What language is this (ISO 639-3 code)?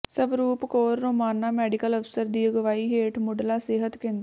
pan